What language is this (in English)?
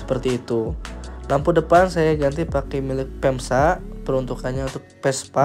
Indonesian